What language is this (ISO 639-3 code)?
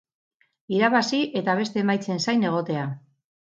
eus